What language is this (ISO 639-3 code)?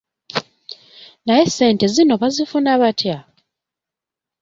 lug